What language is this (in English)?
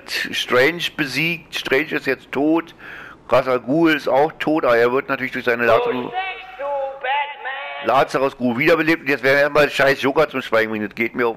German